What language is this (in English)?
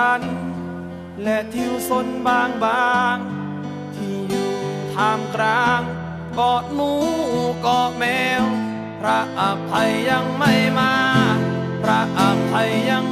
Thai